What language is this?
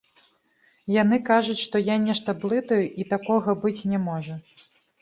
Belarusian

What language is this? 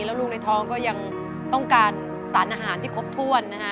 Thai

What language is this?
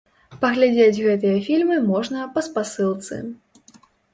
Belarusian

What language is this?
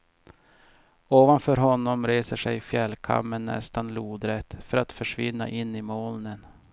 Swedish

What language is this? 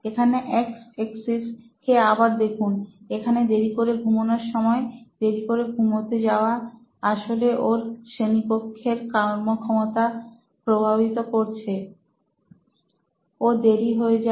Bangla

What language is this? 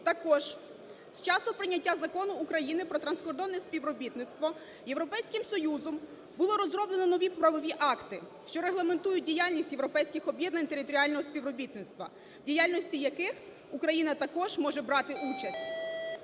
Ukrainian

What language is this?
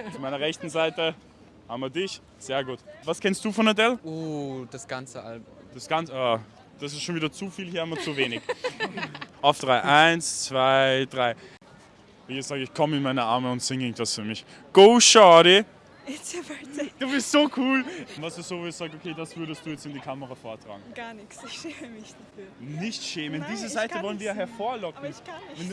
German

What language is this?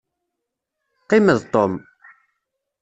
Kabyle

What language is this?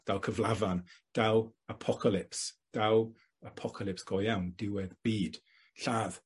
Welsh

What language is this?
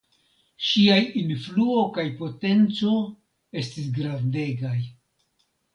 Esperanto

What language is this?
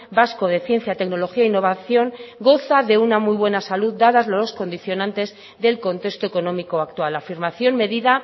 Spanish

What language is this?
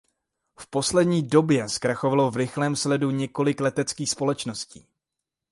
Czech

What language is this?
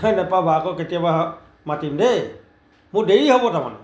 Assamese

